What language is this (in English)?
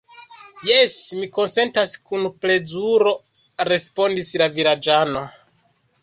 Esperanto